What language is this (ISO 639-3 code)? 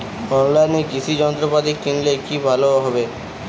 ben